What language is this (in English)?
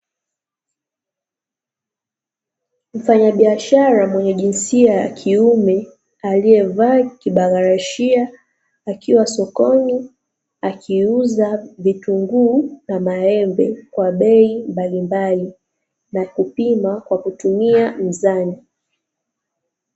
Swahili